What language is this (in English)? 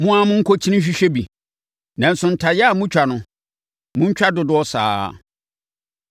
Akan